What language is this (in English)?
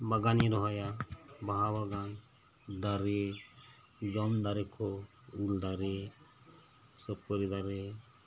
Santali